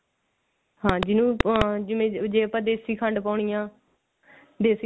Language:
Punjabi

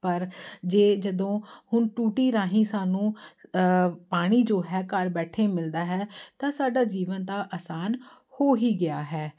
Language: Punjabi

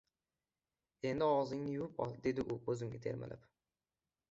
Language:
Uzbek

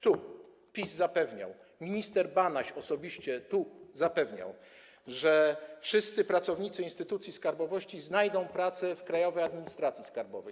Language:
Polish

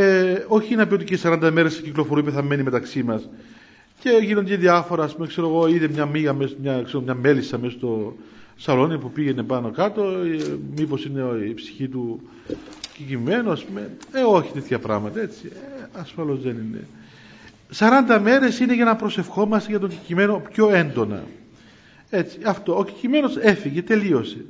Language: Greek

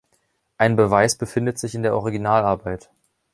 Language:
German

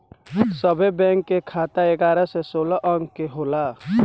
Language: Bhojpuri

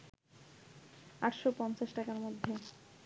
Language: Bangla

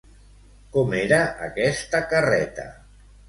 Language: Catalan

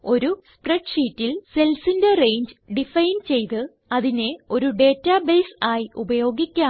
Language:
Malayalam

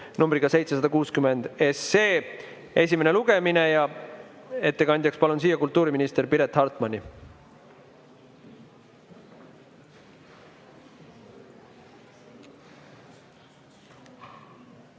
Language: Estonian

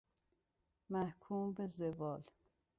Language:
Persian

